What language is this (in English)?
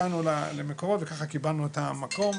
Hebrew